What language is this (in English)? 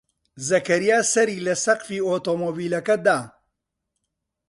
Central Kurdish